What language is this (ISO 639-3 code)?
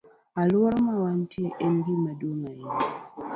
luo